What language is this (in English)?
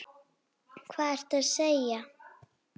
Icelandic